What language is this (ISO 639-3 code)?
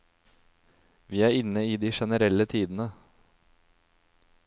nor